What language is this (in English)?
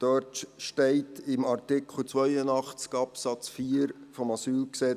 Swiss German